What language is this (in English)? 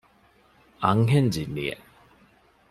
Divehi